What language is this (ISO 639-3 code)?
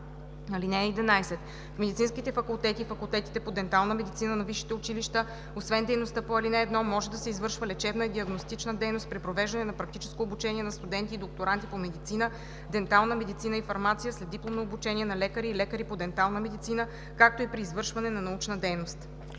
bul